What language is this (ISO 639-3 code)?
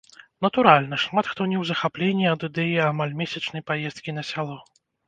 bel